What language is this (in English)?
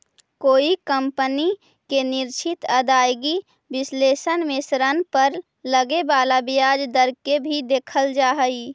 Magahi